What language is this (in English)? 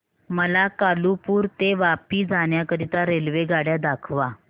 Marathi